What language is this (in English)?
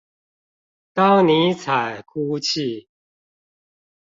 Chinese